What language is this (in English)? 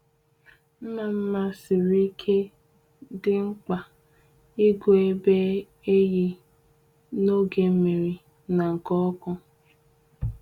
Igbo